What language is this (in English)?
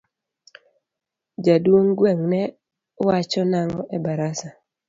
Luo (Kenya and Tanzania)